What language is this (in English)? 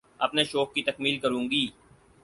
Urdu